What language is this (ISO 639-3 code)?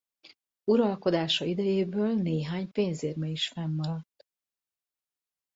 hun